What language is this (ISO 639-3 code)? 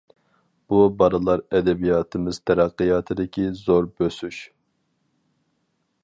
uig